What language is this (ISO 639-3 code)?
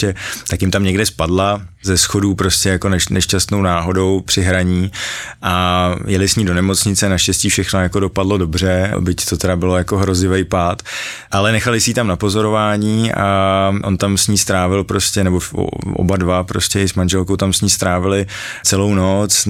ces